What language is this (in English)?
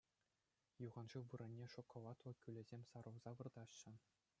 Chuvash